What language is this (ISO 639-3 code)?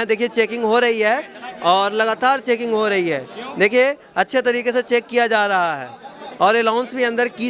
hin